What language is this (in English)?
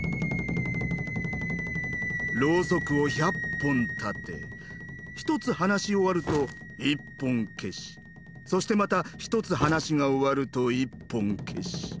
Japanese